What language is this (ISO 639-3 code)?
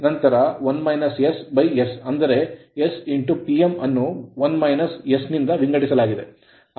kan